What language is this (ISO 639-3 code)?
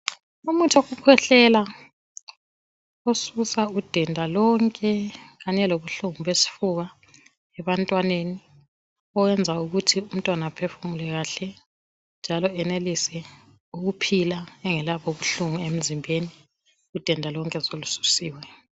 nde